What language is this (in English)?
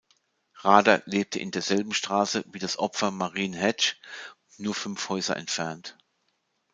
German